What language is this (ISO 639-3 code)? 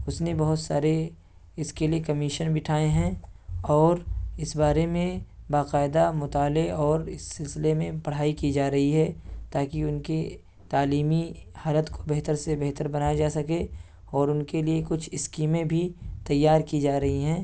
urd